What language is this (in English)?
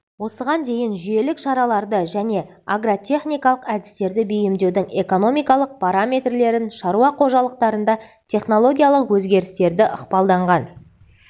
Kazakh